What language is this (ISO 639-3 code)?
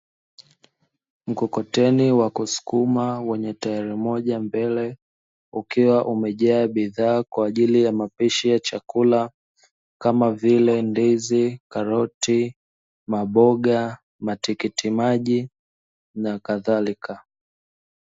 swa